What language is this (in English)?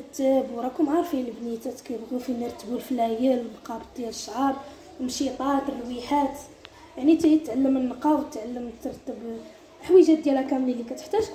Arabic